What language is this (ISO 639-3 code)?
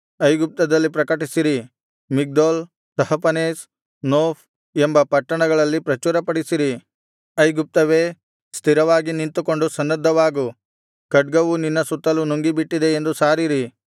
kan